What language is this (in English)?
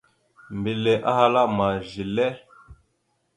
Mada (Cameroon)